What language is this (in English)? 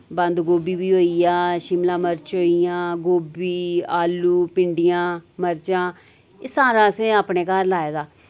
Dogri